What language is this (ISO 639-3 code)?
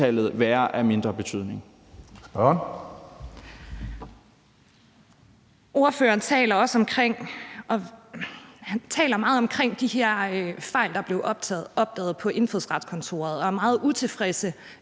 dan